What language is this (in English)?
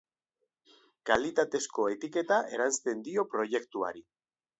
Basque